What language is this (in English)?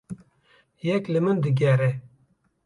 Kurdish